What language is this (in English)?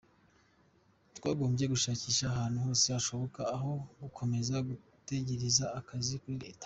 Kinyarwanda